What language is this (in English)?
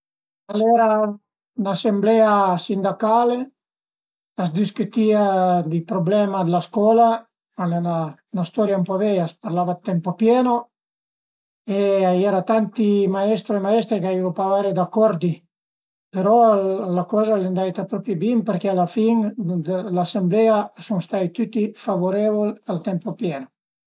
Piedmontese